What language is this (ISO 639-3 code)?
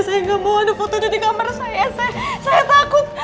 ind